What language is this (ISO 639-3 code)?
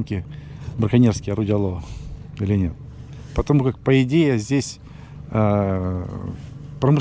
rus